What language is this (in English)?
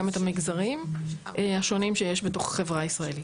Hebrew